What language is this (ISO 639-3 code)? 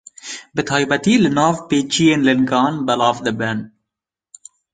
kur